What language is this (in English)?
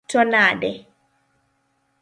Luo (Kenya and Tanzania)